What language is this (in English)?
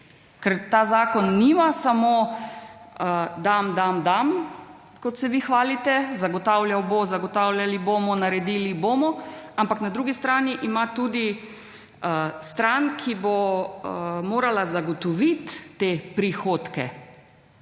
Slovenian